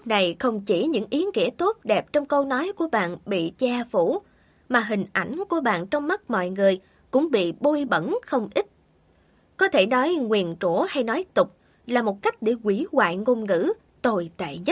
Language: Vietnamese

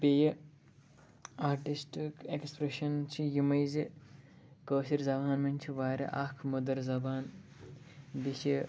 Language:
Kashmiri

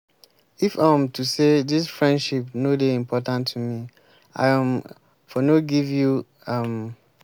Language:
Nigerian Pidgin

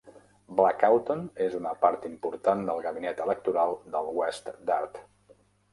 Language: Catalan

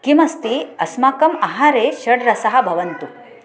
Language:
Sanskrit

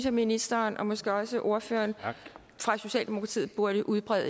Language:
Danish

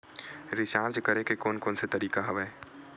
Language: Chhattisgarhi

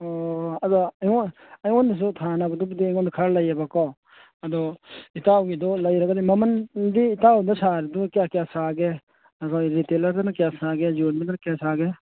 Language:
Manipuri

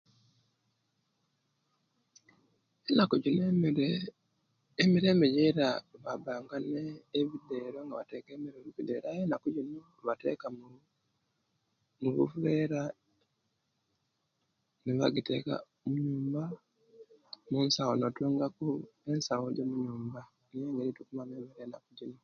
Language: Kenyi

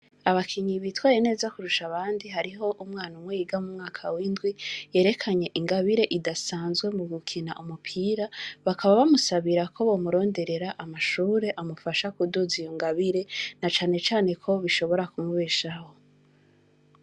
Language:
Rundi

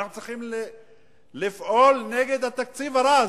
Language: Hebrew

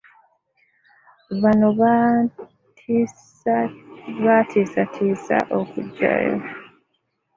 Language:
Ganda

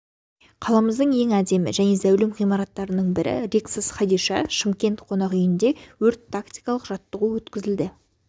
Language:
Kazakh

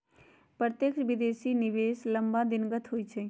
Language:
Magahi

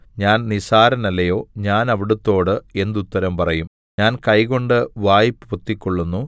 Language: Malayalam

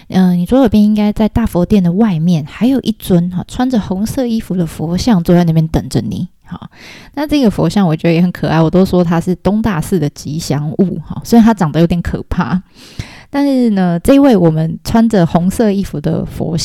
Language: Chinese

